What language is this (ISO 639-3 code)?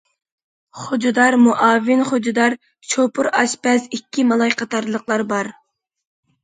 uig